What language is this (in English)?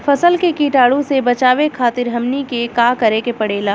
Bhojpuri